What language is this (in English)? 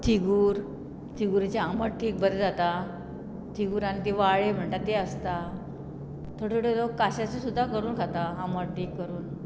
Konkani